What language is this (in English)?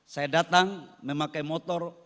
Indonesian